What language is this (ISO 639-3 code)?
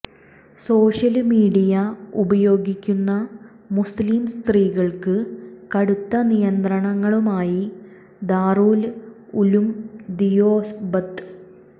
mal